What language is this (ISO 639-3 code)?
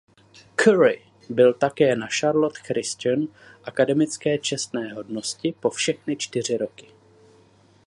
ces